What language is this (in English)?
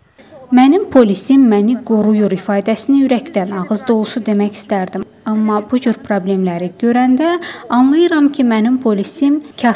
Turkish